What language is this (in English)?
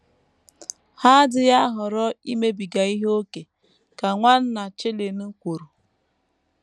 Igbo